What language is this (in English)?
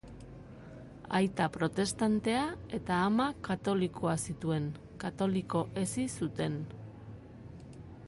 Basque